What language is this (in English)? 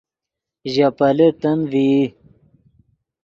Yidgha